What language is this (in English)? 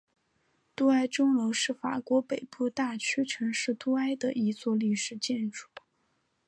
Chinese